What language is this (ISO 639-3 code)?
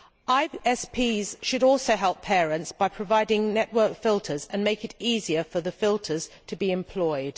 eng